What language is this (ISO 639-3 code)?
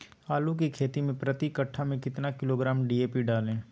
mag